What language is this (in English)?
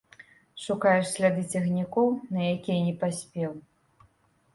Belarusian